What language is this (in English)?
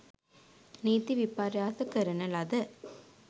Sinhala